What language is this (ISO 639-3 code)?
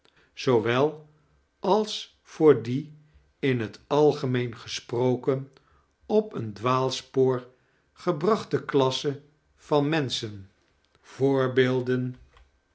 nld